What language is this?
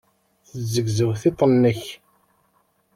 Kabyle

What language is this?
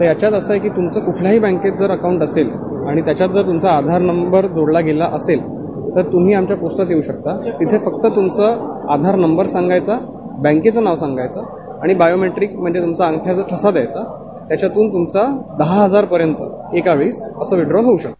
Marathi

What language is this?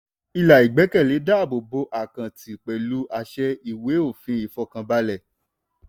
Yoruba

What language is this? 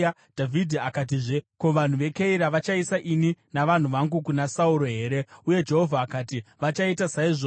Shona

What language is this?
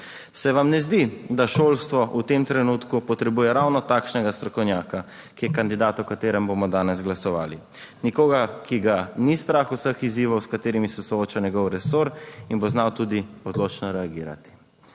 Slovenian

